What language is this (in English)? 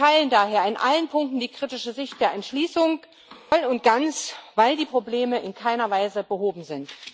German